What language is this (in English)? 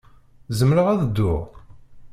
Kabyle